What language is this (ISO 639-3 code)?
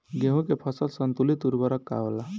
bho